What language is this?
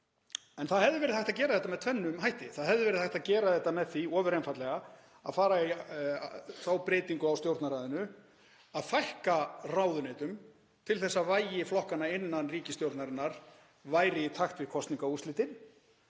Icelandic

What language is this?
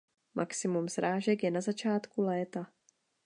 Czech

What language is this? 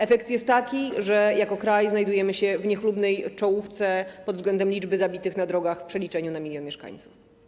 Polish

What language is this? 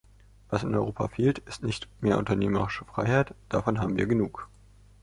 German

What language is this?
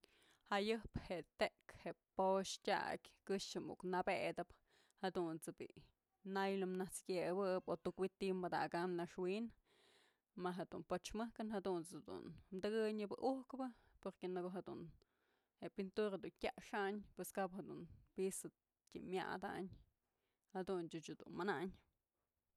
Mazatlán Mixe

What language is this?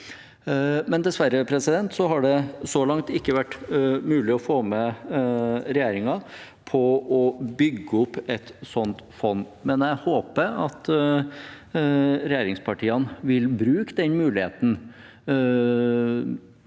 Norwegian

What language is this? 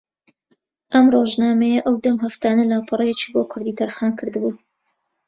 Central Kurdish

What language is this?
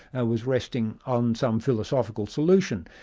English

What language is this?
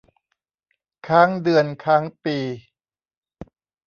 Thai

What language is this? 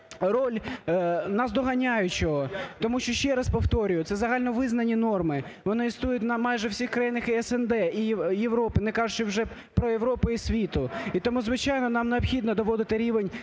Ukrainian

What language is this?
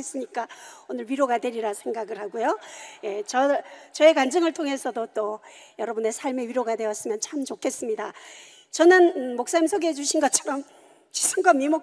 Korean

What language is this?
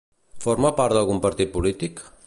Catalan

